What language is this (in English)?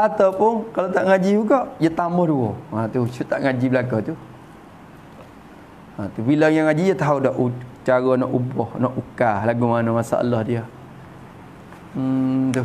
Malay